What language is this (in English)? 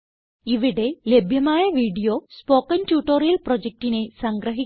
Malayalam